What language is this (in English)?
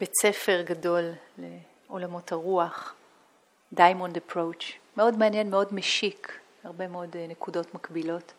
Hebrew